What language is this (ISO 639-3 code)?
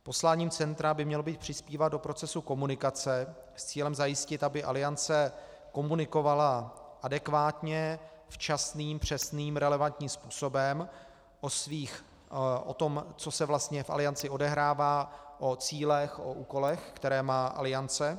ces